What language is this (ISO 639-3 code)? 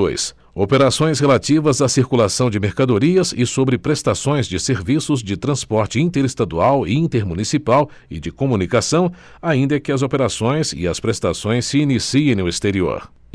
por